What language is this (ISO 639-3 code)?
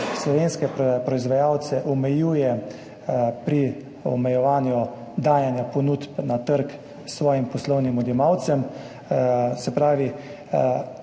slv